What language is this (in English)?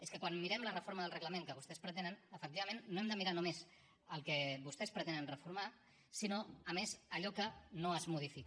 Catalan